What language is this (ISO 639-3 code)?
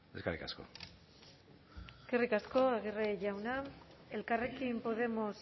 eus